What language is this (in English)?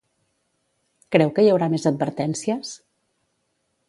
Catalan